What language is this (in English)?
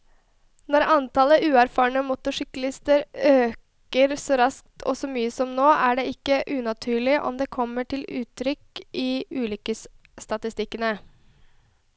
Norwegian